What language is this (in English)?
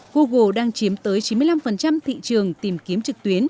Vietnamese